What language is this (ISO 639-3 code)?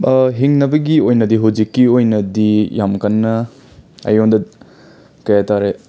mni